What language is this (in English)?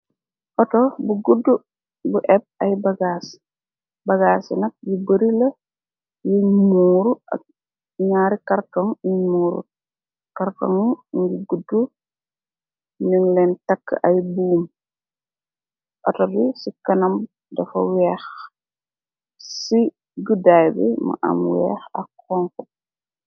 Wolof